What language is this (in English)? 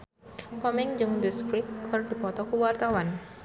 Sundanese